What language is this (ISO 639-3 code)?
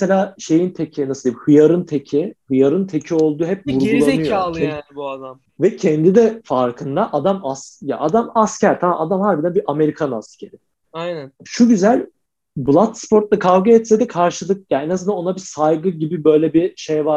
tur